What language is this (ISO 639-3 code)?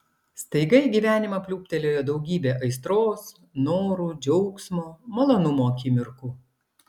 lit